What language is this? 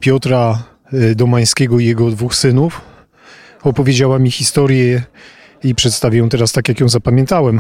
Polish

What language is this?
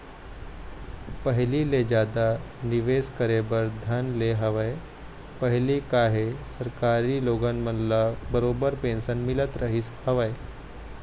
Chhattisgarhi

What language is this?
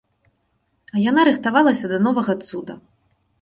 Belarusian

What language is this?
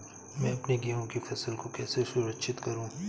Hindi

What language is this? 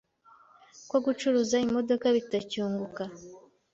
Kinyarwanda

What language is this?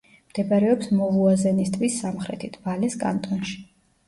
Georgian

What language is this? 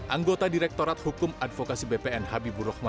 Indonesian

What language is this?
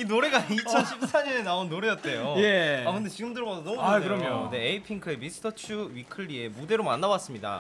Korean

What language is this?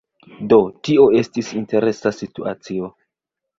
Esperanto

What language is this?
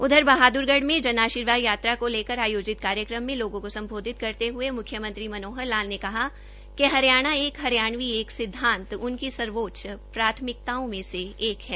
Hindi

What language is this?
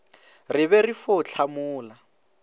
Northern Sotho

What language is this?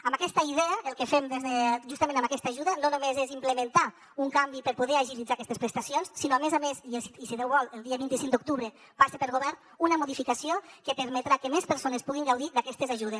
Catalan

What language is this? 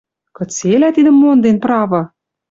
Western Mari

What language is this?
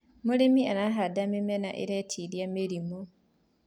Kikuyu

